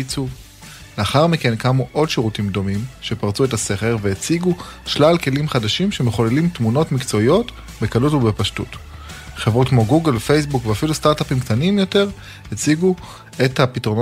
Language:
Hebrew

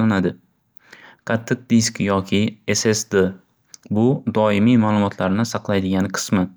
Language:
Uzbek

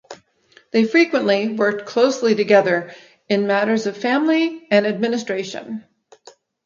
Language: English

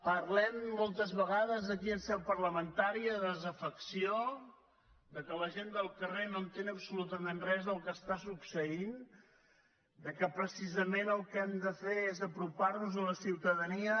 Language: Catalan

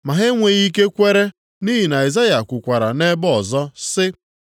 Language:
Igbo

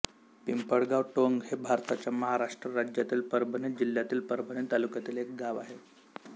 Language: Marathi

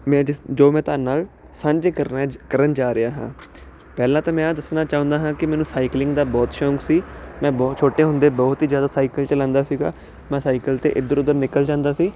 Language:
Punjabi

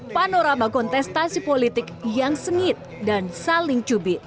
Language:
Indonesian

